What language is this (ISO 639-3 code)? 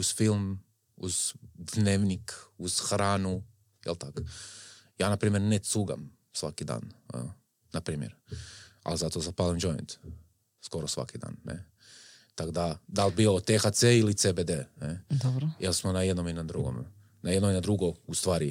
hrv